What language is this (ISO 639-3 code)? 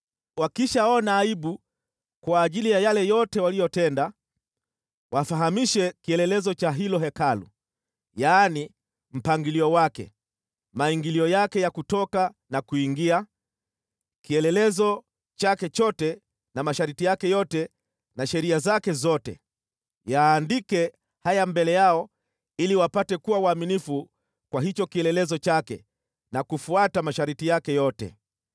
swa